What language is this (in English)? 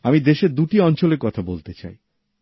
Bangla